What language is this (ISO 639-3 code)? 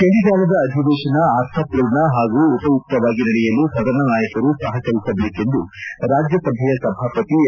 kan